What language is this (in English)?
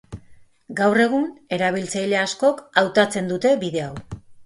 Basque